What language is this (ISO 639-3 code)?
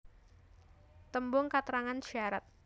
jav